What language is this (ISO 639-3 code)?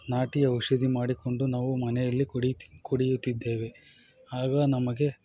kan